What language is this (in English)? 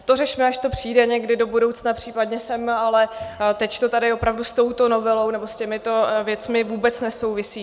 Czech